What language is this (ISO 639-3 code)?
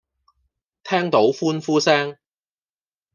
yue